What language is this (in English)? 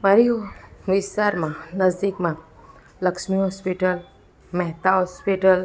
Gujarati